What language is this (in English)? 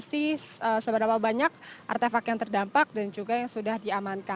Indonesian